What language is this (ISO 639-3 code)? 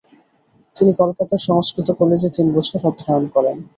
ben